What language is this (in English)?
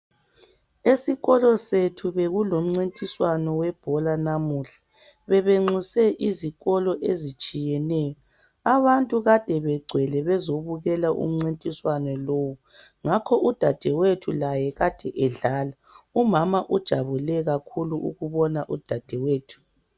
North Ndebele